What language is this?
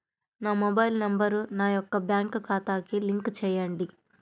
Telugu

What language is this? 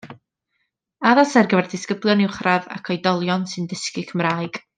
Welsh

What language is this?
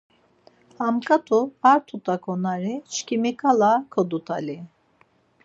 Laz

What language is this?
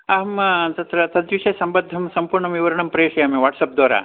Sanskrit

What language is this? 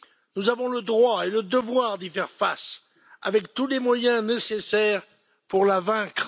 French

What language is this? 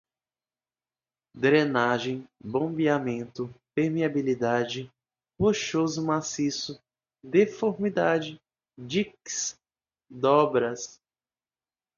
Portuguese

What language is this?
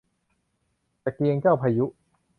Thai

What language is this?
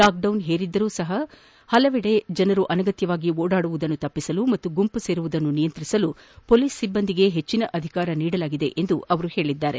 Kannada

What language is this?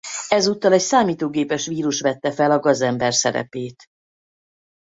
Hungarian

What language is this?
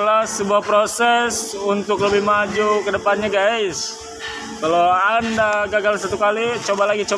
Indonesian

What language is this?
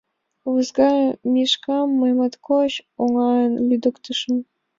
Mari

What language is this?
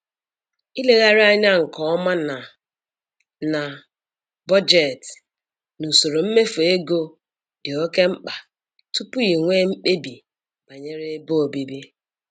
Igbo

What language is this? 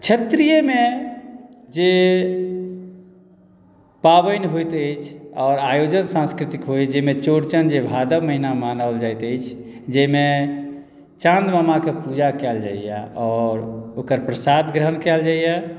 Maithili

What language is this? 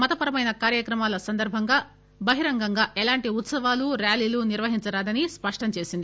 Telugu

